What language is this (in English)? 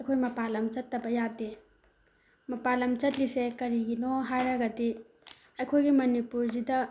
Manipuri